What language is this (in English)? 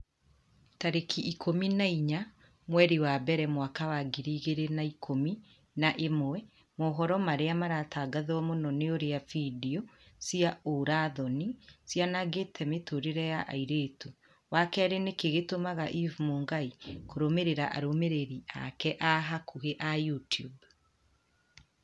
Kikuyu